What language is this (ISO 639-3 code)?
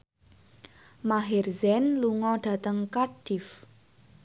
jav